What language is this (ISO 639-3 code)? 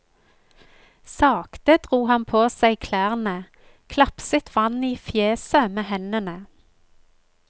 nor